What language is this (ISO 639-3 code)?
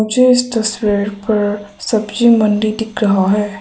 hin